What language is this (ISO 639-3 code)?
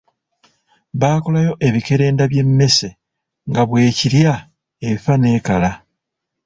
lug